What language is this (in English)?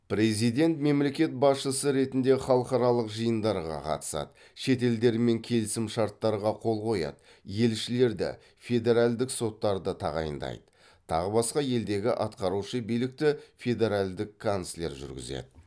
Kazakh